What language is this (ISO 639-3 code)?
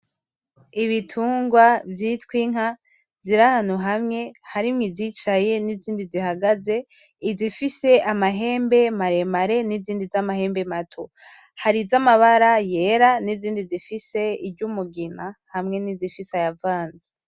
run